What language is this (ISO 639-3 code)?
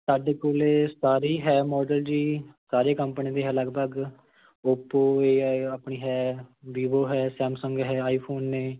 pan